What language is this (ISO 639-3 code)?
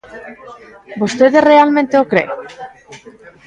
glg